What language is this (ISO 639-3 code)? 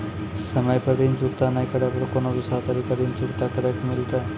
mai